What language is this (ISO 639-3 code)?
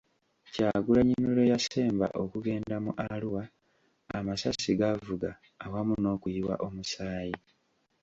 lug